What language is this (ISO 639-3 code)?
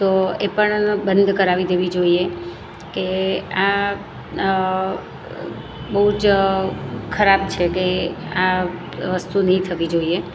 guj